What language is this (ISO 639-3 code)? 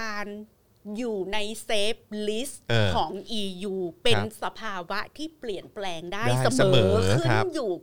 tha